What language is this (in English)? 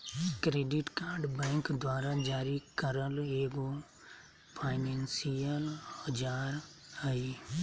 Magahi